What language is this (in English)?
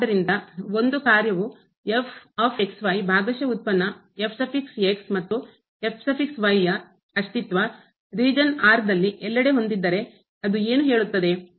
Kannada